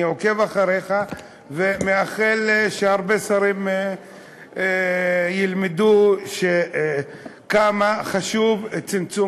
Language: Hebrew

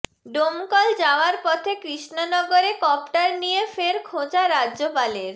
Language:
Bangla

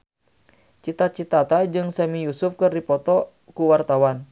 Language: Sundanese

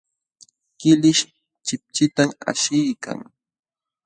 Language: Jauja Wanca Quechua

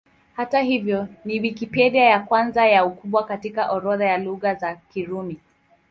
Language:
Swahili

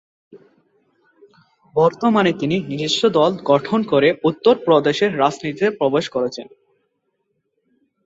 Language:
Bangla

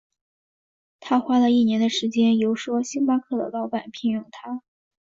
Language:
Chinese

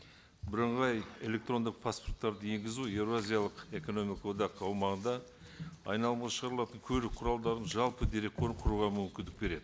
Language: Kazakh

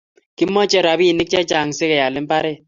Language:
Kalenjin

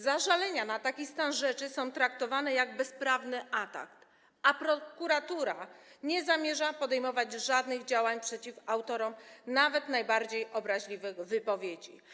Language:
Polish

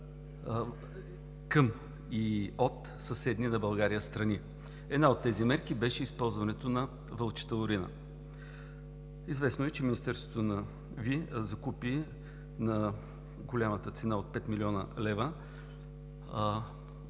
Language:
Bulgarian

